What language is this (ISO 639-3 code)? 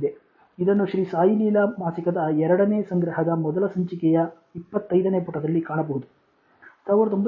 kan